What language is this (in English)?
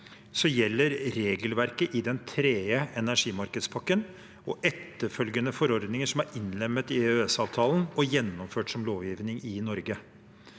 Norwegian